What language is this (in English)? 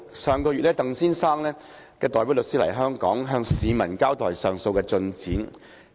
Cantonese